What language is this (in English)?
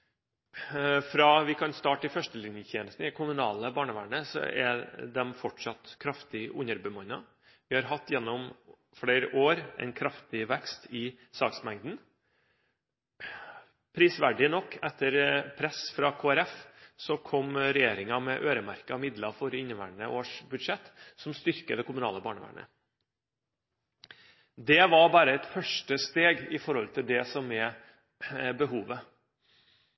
Norwegian Bokmål